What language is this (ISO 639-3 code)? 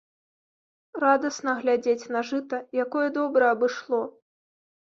bel